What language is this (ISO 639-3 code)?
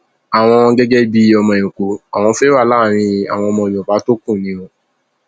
yor